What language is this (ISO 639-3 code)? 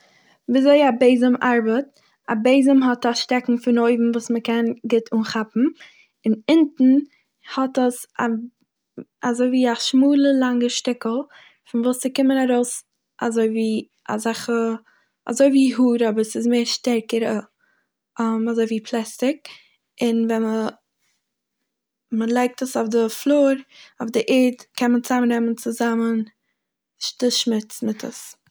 yid